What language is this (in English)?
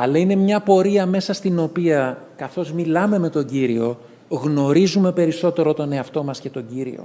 Greek